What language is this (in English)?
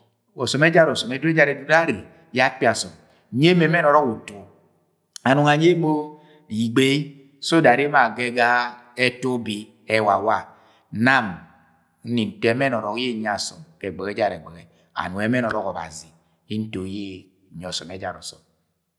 Agwagwune